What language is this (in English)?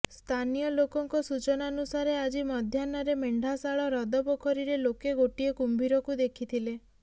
Odia